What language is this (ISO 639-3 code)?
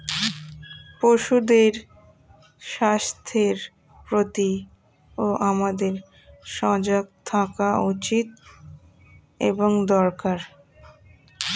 ben